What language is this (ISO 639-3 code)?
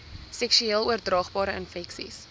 afr